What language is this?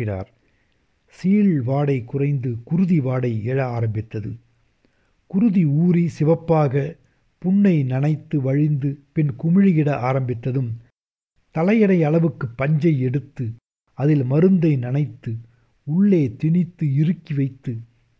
Tamil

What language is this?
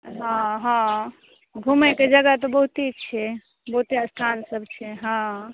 Maithili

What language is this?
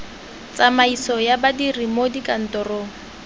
Tswana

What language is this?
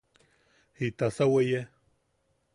Yaqui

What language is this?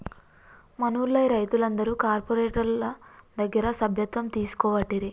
Telugu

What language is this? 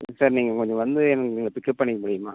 Tamil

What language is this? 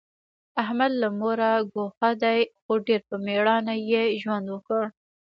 Pashto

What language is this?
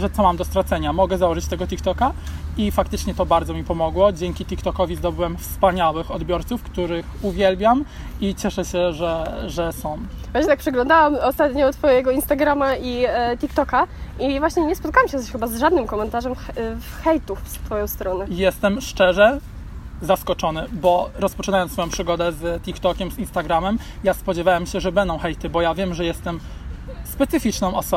Polish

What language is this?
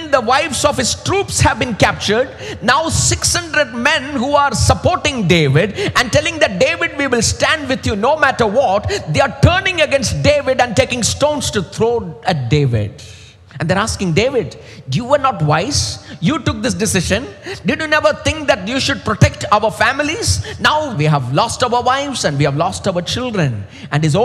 English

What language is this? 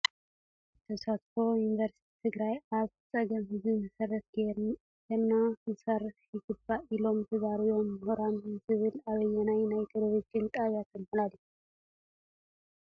Tigrinya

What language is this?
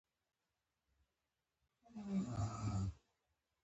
Pashto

